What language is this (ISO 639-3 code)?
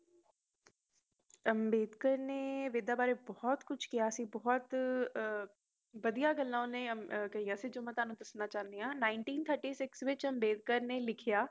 pan